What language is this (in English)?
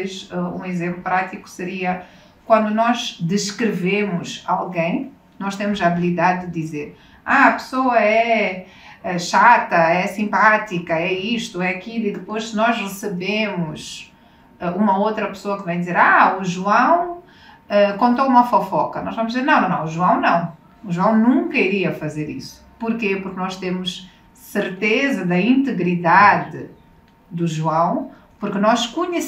Portuguese